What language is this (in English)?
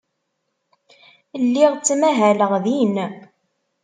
Kabyle